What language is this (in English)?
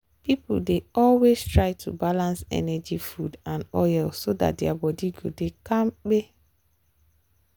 Nigerian Pidgin